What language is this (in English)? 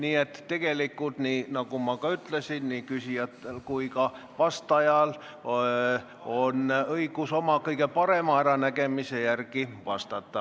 Estonian